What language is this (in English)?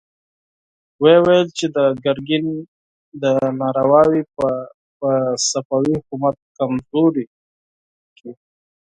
Pashto